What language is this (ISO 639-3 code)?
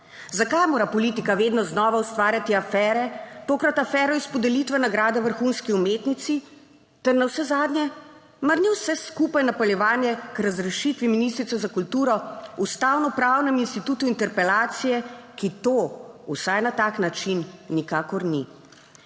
slv